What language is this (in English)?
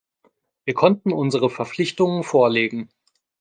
German